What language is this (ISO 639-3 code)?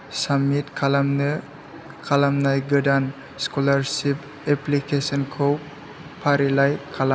brx